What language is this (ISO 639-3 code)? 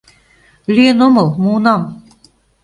chm